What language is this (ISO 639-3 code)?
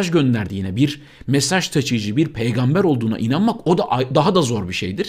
tur